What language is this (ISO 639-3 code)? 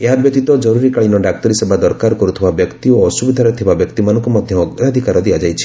ori